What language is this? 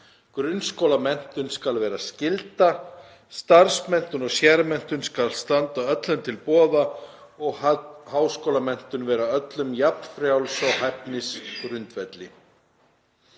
Icelandic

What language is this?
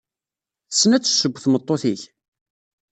Kabyle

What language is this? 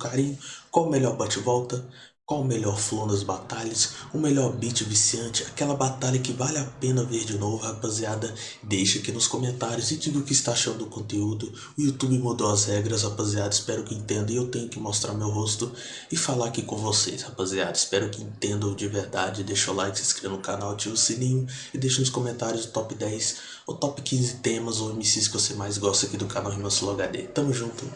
Portuguese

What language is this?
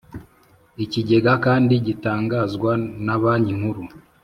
Kinyarwanda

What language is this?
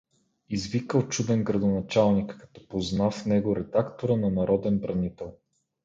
Bulgarian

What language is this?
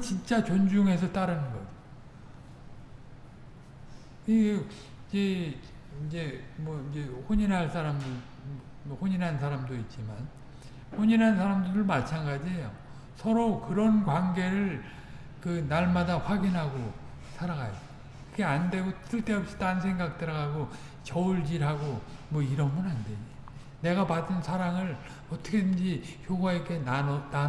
Korean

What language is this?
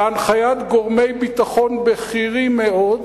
Hebrew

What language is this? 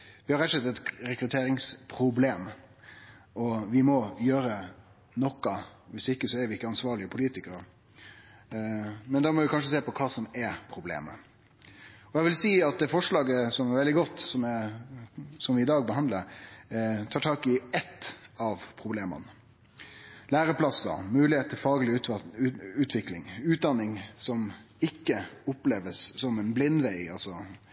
Norwegian Nynorsk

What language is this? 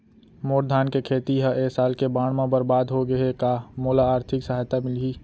Chhattisgarhi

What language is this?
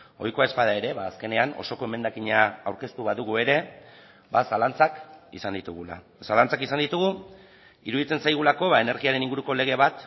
Basque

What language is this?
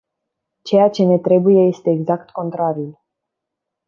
Romanian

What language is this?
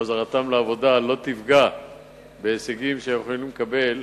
Hebrew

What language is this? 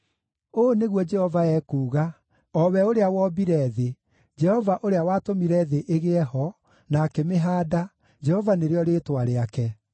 Kikuyu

